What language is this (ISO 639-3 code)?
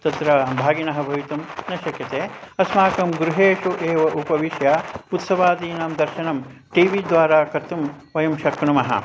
san